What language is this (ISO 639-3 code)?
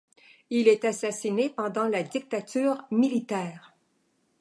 fra